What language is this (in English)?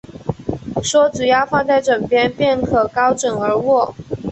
Chinese